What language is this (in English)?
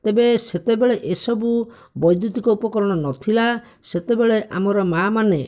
Odia